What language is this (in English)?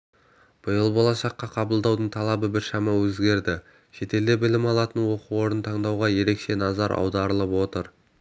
Kazakh